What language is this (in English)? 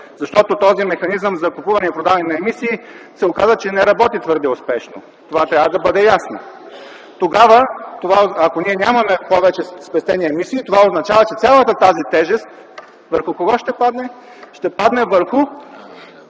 Bulgarian